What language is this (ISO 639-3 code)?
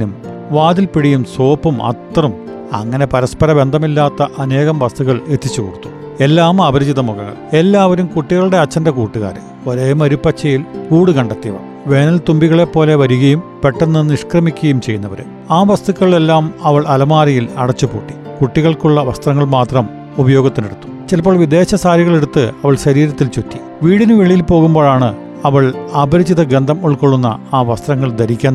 mal